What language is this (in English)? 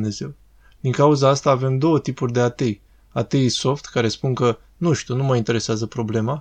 Romanian